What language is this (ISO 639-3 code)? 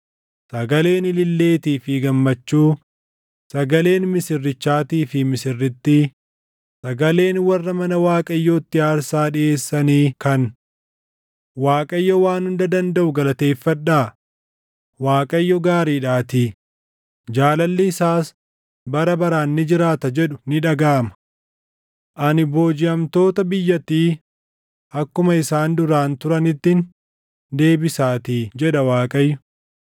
orm